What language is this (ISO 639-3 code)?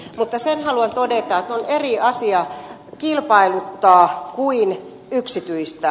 fin